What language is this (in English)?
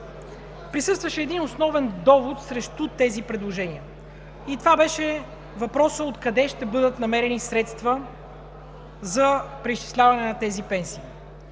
Bulgarian